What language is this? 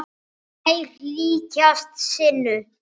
Icelandic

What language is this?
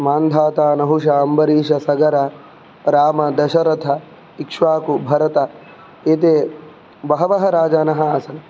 Sanskrit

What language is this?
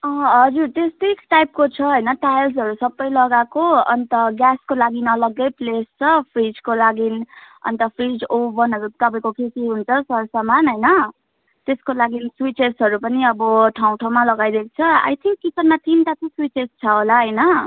Nepali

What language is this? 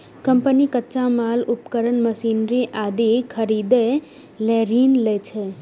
Maithili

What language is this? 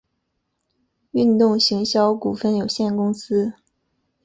Chinese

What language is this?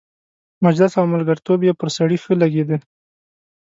Pashto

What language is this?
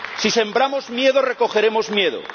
Spanish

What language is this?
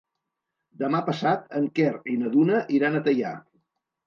Catalan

